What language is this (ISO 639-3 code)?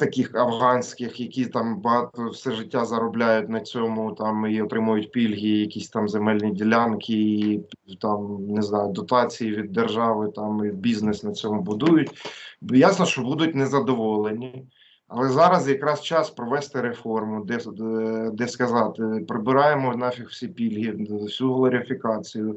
ukr